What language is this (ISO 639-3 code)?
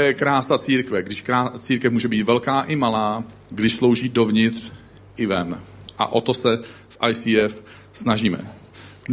ces